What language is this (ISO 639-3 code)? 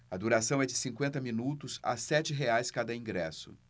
por